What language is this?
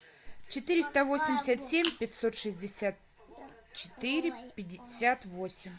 Russian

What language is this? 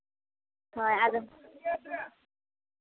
Santali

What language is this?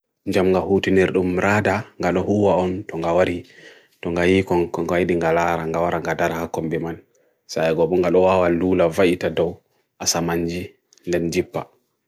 Bagirmi Fulfulde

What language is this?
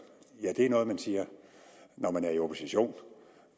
Danish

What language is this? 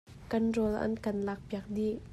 Hakha Chin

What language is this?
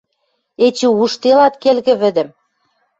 Western Mari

